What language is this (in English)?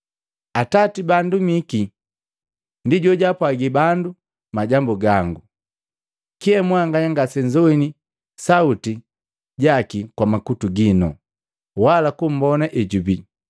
Matengo